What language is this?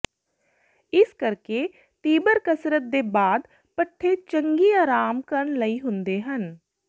Punjabi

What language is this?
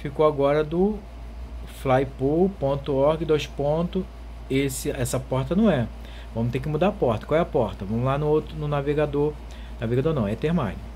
Portuguese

